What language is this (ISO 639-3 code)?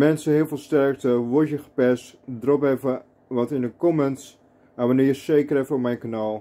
nld